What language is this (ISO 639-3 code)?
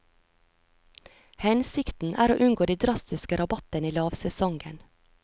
nor